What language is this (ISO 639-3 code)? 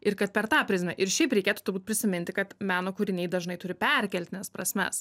lit